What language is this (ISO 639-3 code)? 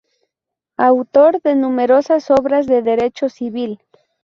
spa